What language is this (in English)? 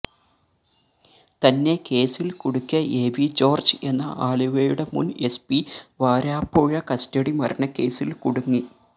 Malayalam